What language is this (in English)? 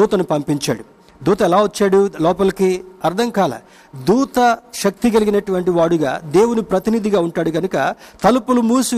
Telugu